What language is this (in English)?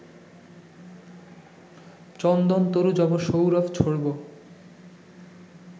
Bangla